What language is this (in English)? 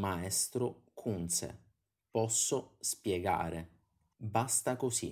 Italian